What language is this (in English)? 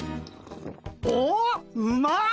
Japanese